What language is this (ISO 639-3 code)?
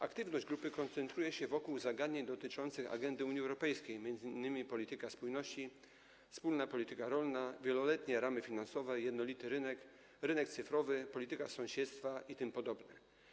pol